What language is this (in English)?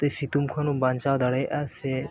Santali